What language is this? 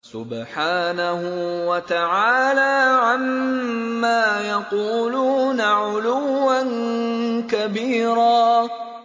Arabic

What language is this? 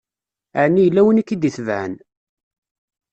Kabyle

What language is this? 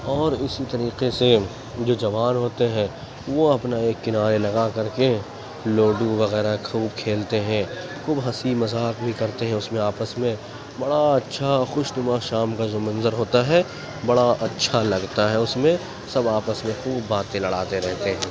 Urdu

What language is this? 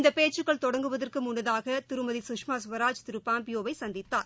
Tamil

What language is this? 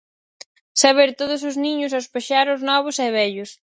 Galician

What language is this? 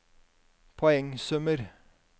Norwegian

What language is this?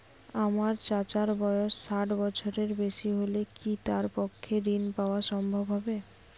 Bangla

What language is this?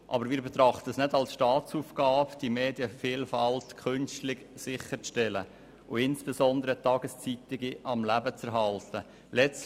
Swiss German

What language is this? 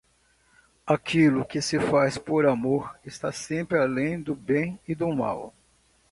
Portuguese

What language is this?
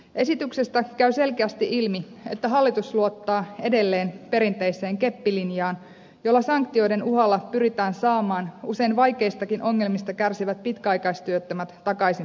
Finnish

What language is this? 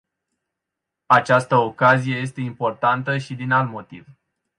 Romanian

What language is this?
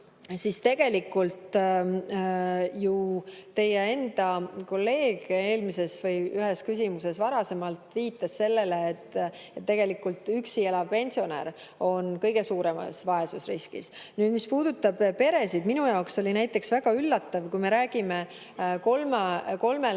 Estonian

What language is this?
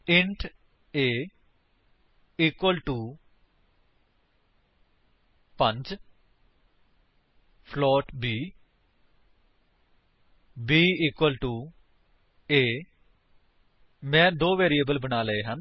Punjabi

